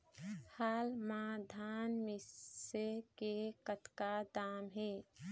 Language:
Chhattisgarhi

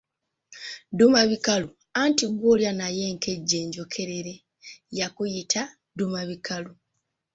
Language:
Ganda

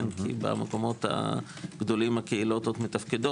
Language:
Hebrew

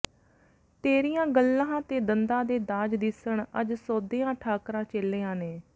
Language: Punjabi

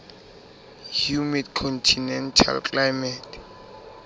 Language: Southern Sotho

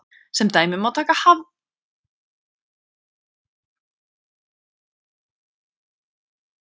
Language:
Icelandic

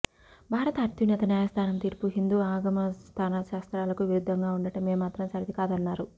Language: Telugu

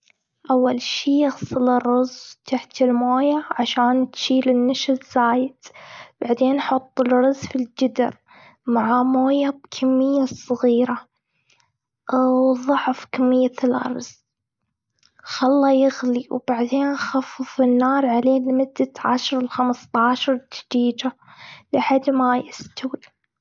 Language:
Gulf Arabic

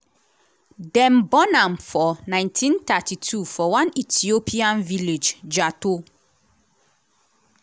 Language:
Nigerian Pidgin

